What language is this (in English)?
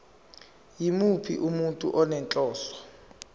Zulu